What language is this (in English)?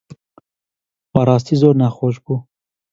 Central Kurdish